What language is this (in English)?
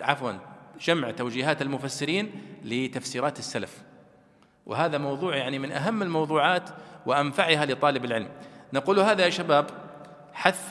Arabic